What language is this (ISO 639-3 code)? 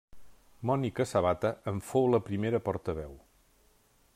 cat